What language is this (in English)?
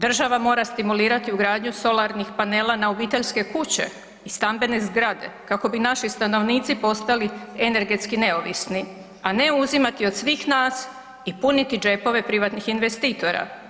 Croatian